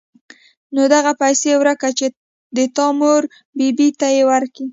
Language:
Pashto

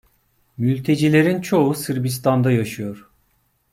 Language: Turkish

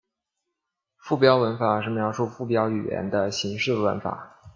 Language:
Chinese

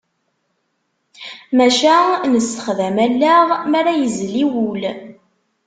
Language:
Kabyle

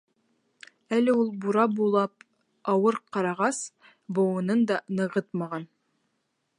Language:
Bashkir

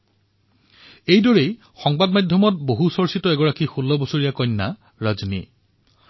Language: Assamese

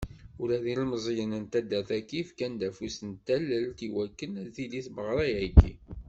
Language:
Kabyle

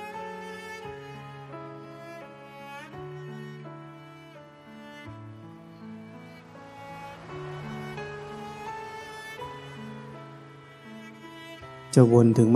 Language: Thai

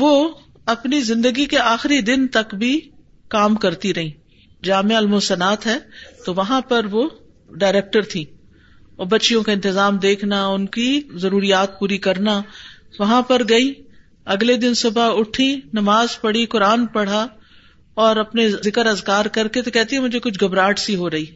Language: Urdu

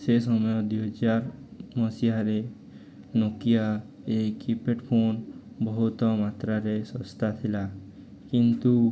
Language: Odia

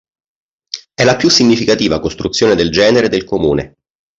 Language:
Italian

